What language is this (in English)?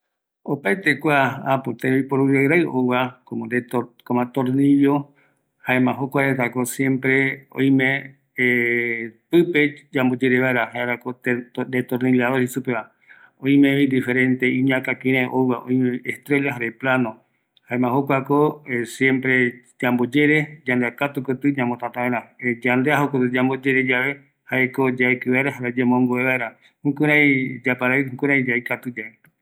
Eastern Bolivian Guaraní